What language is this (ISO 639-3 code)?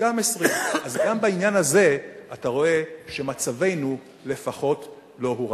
heb